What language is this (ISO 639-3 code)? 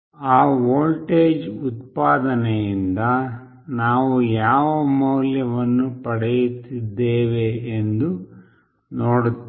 kan